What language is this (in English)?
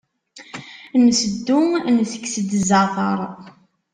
Kabyle